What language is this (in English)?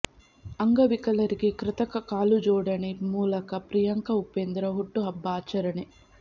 Kannada